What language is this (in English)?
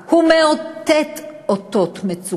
Hebrew